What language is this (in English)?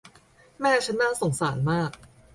Thai